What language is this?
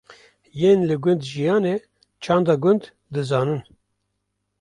Kurdish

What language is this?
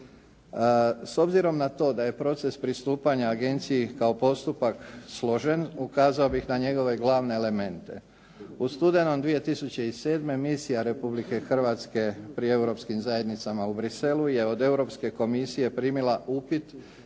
Croatian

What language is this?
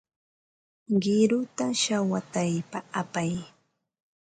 Ambo-Pasco Quechua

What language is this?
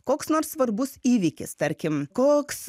Lithuanian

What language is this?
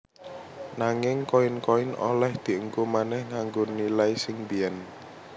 Javanese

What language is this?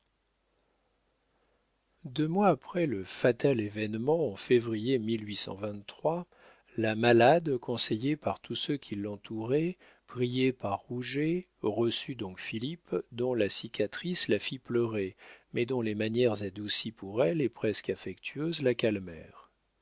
French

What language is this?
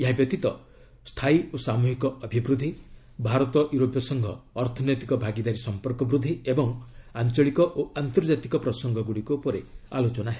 Odia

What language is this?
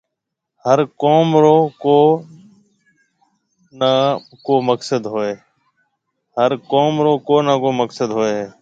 Marwari (Pakistan)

